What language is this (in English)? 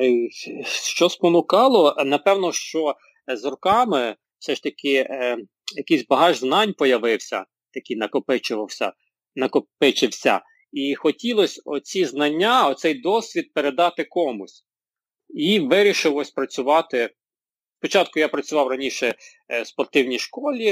Ukrainian